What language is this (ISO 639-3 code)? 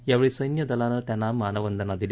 mar